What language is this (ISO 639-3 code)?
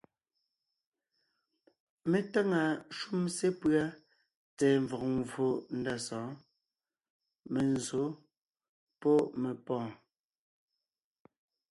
nnh